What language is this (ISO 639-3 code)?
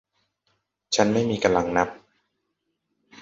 tha